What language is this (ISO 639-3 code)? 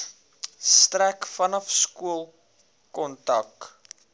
afr